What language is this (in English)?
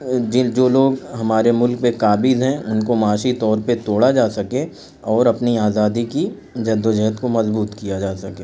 Urdu